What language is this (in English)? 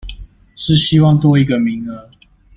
Chinese